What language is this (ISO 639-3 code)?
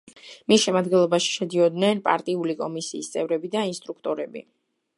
kat